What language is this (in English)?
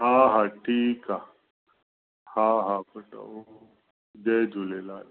Sindhi